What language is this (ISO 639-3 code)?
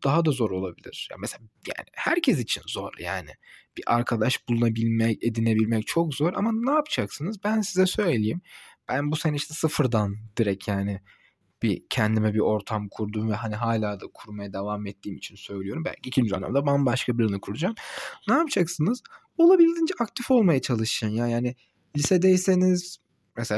tur